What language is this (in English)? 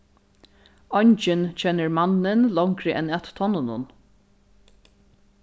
Faroese